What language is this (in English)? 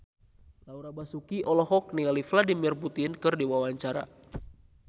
Sundanese